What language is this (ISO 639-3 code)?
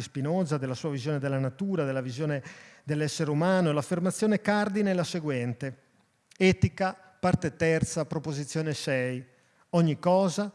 ita